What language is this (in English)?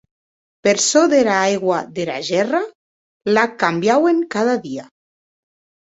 Occitan